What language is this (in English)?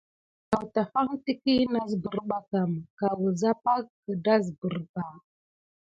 Gidar